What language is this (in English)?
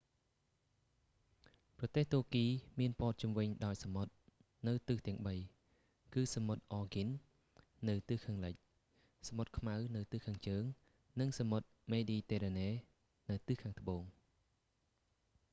Khmer